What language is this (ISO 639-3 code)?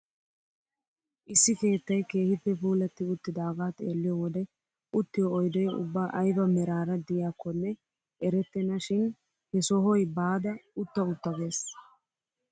wal